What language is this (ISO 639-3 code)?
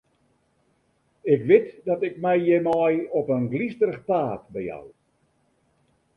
fry